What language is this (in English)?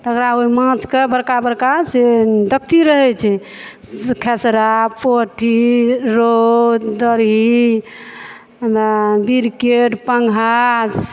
Maithili